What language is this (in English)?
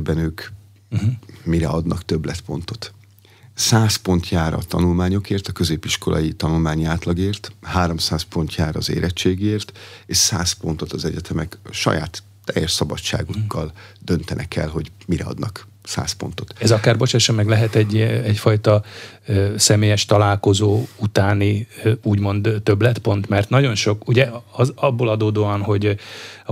Hungarian